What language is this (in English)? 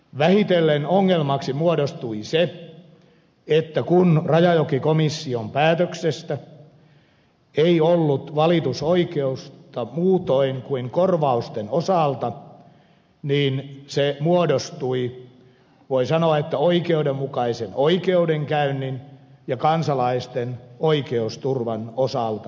Finnish